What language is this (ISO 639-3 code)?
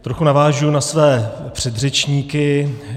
ces